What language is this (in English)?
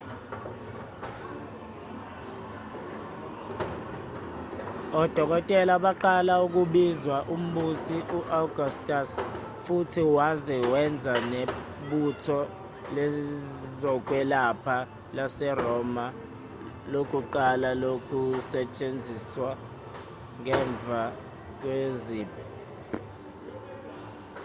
Zulu